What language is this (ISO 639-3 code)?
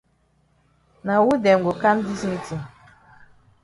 wes